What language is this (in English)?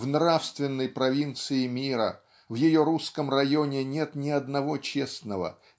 Russian